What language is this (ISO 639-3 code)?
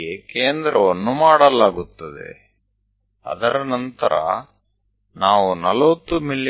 kan